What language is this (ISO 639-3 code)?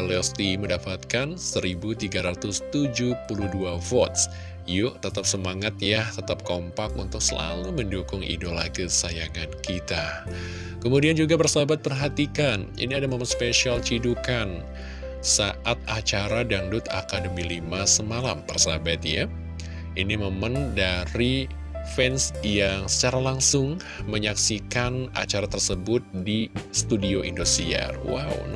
ind